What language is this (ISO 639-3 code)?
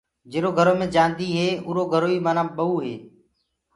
ggg